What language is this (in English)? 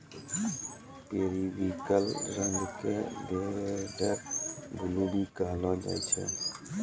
Maithili